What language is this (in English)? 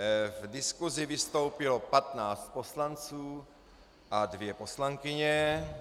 Czech